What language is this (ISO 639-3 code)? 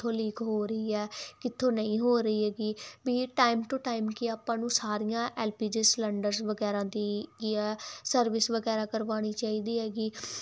pan